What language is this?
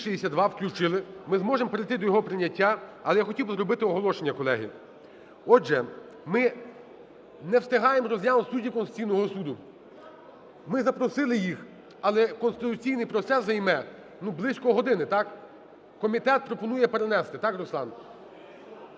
Ukrainian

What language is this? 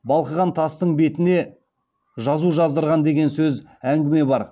Kazakh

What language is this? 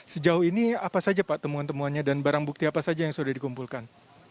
Indonesian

